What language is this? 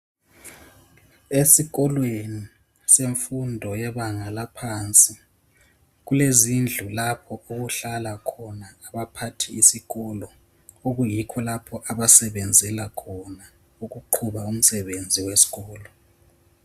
North Ndebele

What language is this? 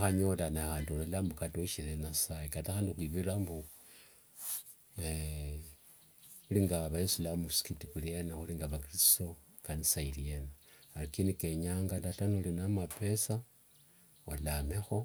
Wanga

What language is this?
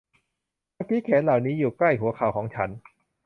Thai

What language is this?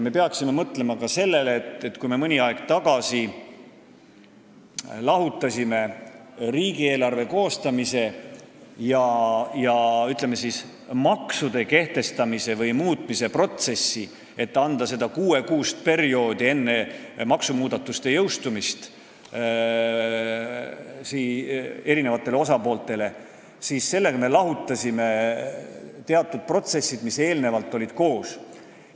Estonian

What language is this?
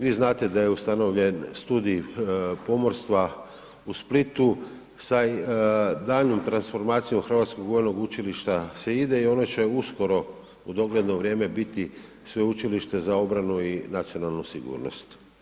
Croatian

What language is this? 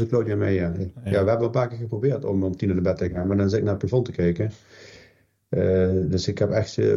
Dutch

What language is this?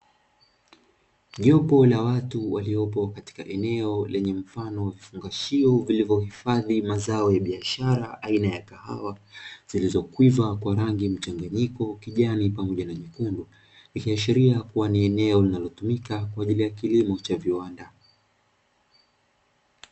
Swahili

